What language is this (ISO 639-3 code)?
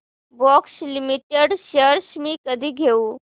mar